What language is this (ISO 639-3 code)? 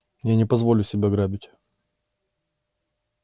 rus